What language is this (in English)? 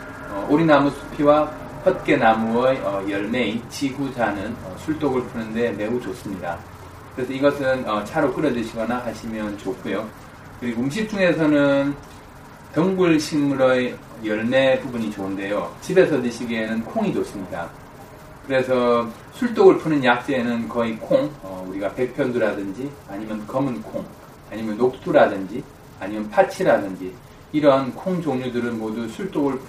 Korean